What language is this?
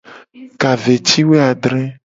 Gen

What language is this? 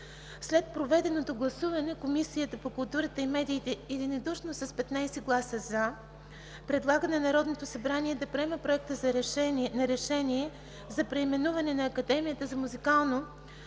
Bulgarian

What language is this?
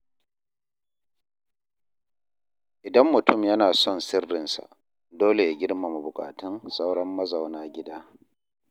Hausa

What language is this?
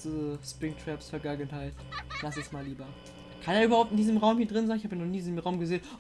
German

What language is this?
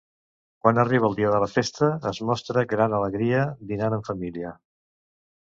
Catalan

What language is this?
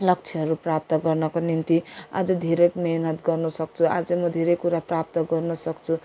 Nepali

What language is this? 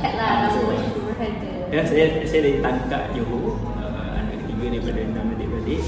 Malay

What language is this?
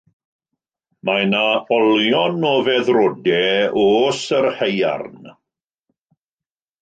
Welsh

